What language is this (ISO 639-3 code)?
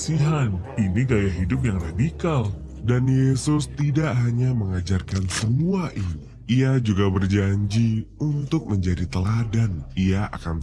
ind